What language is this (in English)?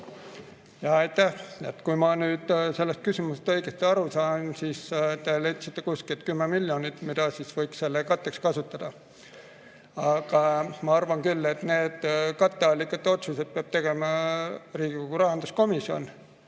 Estonian